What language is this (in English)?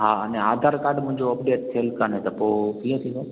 Sindhi